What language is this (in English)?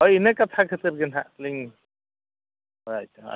Santali